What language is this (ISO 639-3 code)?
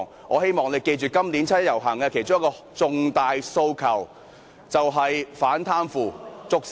yue